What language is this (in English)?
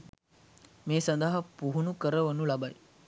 Sinhala